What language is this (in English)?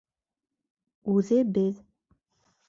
Bashkir